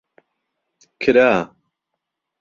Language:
Central Kurdish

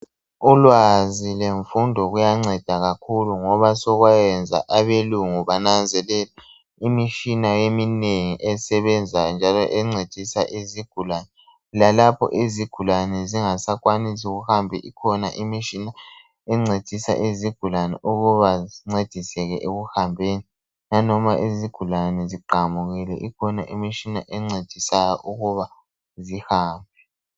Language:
North Ndebele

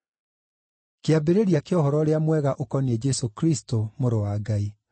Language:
Kikuyu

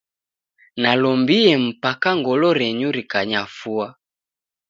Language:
Taita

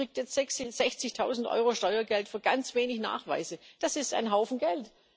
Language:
German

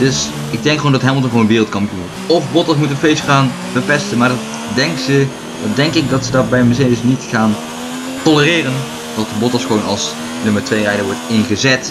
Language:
Dutch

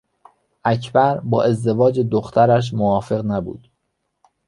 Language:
Persian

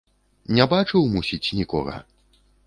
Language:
Belarusian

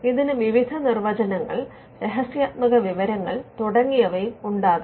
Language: Malayalam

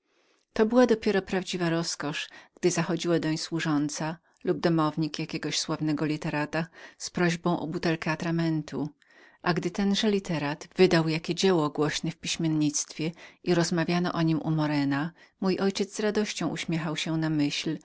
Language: Polish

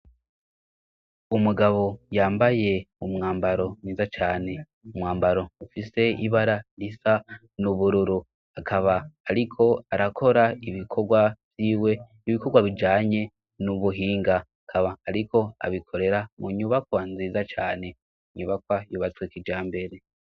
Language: Rundi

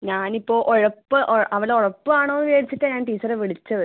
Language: Malayalam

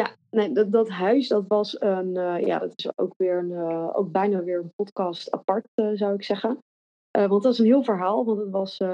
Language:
Dutch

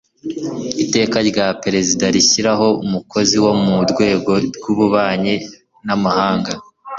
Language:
Kinyarwanda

